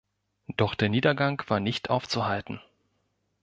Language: German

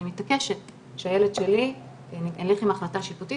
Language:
Hebrew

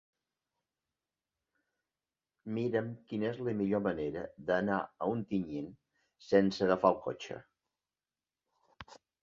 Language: Catalan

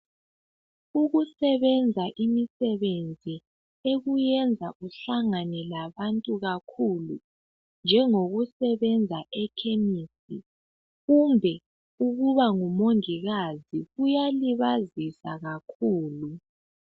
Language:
North Ndebele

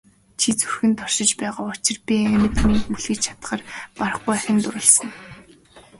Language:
Mongolian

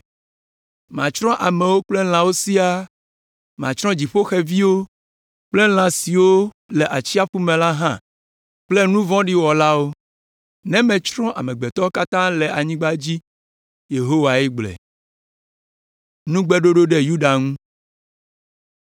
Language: Ewe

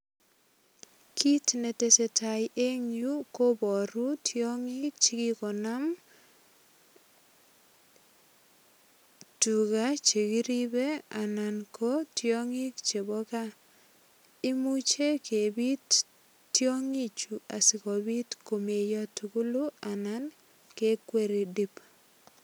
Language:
Kalenjin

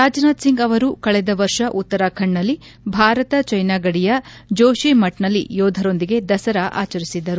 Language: Kannada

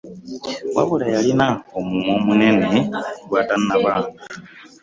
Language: Ganda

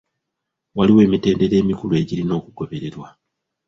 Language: Ganda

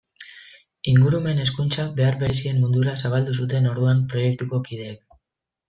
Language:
Basque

